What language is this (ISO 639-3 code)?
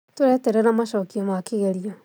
kik